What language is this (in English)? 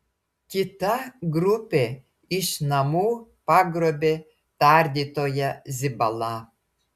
Lithuanian